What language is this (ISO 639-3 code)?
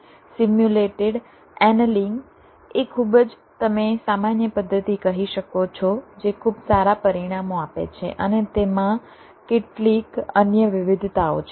guj